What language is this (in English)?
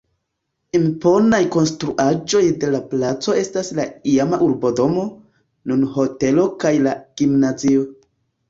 Esperanto